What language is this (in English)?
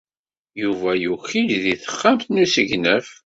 Kabyle